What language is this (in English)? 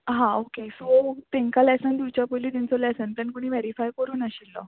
Konkani